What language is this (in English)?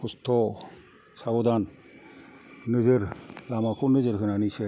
Bodo